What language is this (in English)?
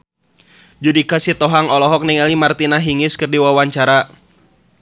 Sundanese